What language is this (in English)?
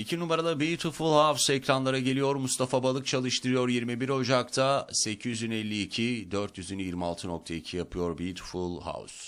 Turkish